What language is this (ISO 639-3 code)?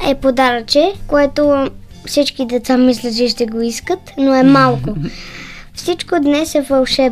bul